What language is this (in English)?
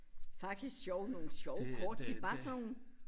Danish